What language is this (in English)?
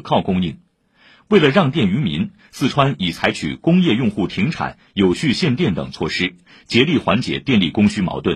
Chinese